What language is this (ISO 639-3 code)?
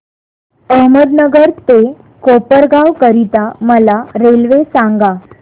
mar